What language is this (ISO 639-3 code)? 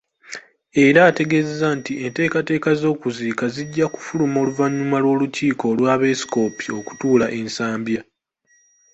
lug